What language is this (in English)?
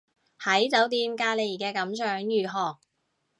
Cantonese